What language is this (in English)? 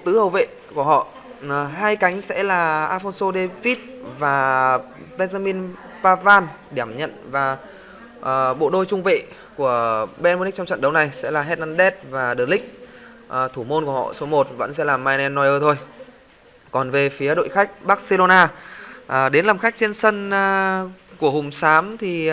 Vietnamese